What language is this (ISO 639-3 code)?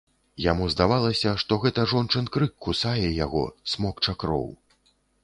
bel